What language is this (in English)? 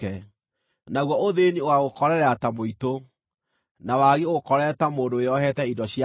Kikuyu